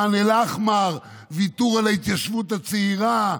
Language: Hebrew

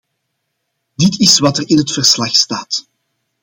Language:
Dutch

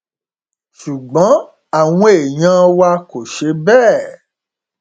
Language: Yoruba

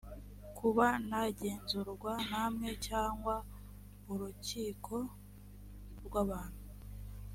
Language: Kinyarwanda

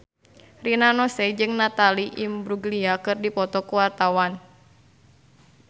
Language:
Sundanese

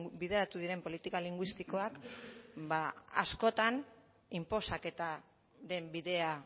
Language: Basque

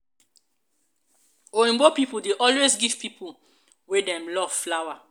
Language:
Nigerian Pidgin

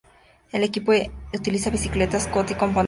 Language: Spanish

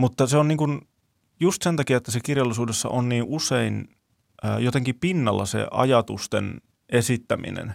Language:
Finnish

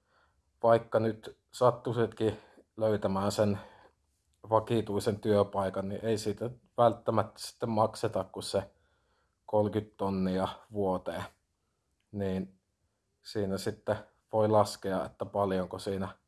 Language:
Finnish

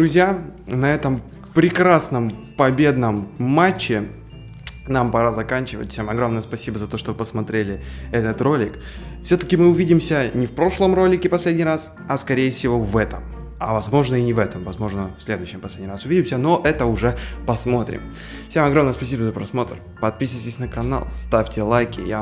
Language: Russian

